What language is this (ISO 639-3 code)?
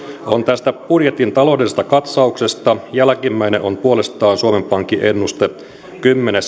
fin